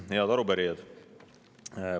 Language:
Estonian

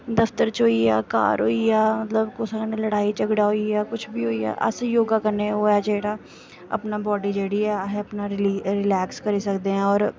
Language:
Dogri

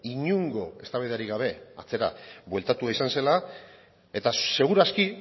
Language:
Basque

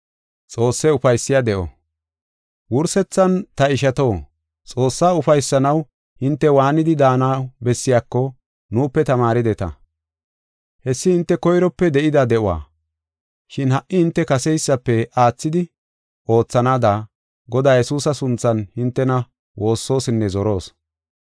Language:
Gofa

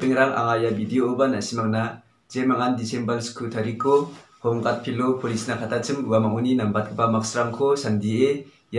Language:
Romanian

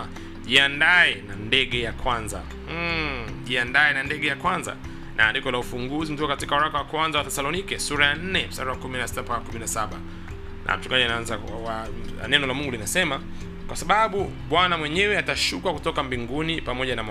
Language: Swahili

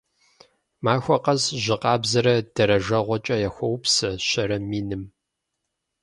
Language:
Kabardian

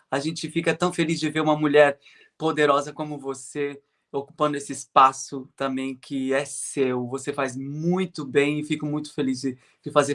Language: Portuguese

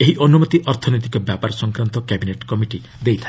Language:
Odia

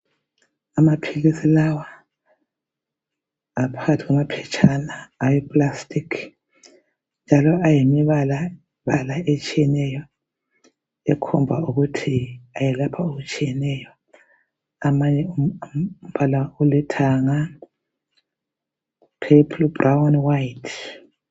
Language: North Ndebele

